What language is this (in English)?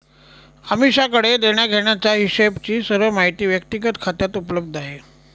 Marathi